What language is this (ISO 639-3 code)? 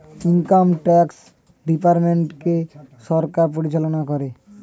ben